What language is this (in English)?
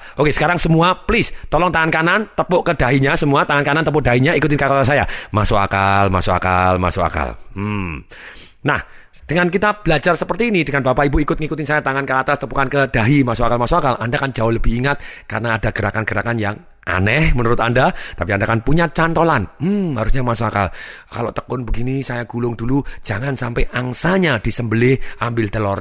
Indonesian